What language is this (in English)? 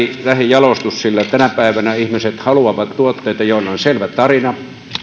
Finnish